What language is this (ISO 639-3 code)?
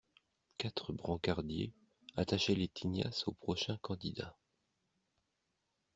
fra